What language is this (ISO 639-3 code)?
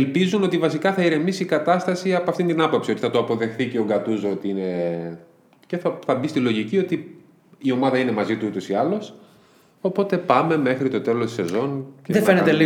ell